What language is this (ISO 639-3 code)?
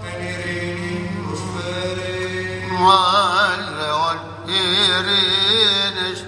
ell